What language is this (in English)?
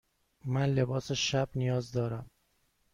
Persian